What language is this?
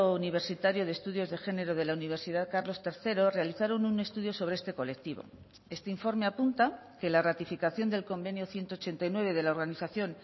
Spanish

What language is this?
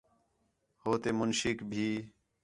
Khetrani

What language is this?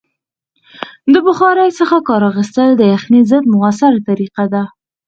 Pashto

